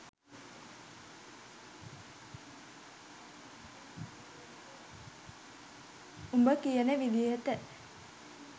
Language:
Sinhala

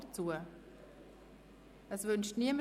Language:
Swiss German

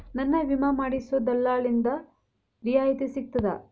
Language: Kannada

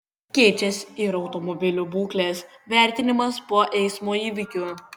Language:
Lithuanian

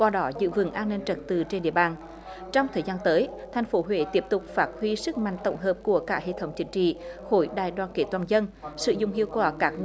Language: Vietnamese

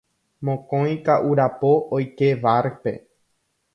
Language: Guarani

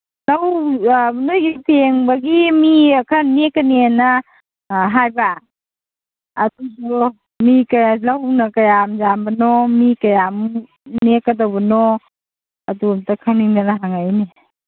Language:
Manipuri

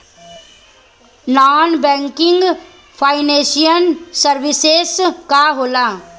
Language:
Bhojpuri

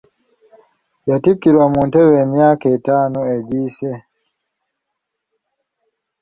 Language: Ganda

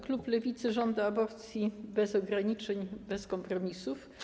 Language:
Polish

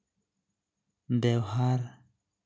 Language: Santali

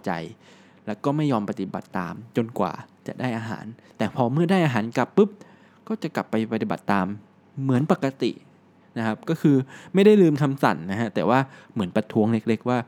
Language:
Thai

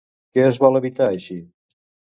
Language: Catalan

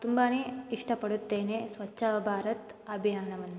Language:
Kannada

